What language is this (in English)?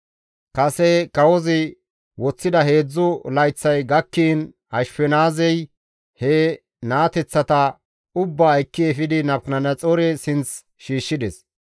Gamo